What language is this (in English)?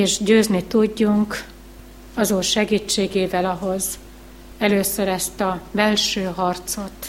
Hungarian